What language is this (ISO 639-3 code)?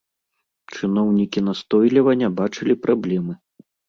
bel